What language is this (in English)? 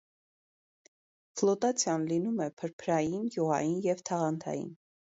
Armenian